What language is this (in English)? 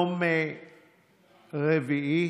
Hebrew